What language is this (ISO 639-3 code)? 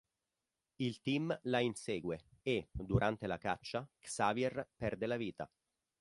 ita